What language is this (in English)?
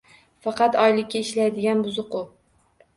Uzbek